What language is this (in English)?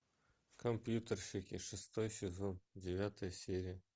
Russian